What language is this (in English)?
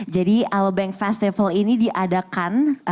Indonesian